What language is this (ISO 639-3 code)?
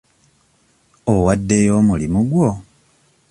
lug